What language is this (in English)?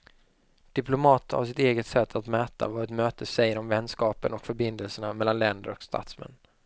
Swedish